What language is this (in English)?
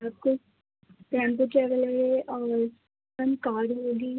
Urdu